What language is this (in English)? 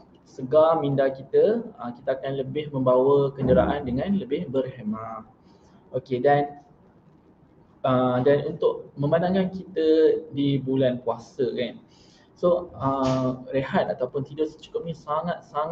Malay